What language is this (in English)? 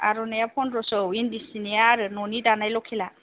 Bodo